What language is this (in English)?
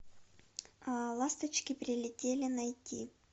Russian